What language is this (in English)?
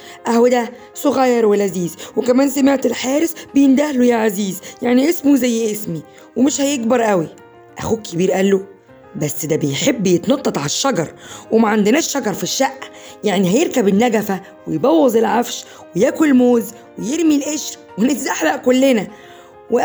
Arabic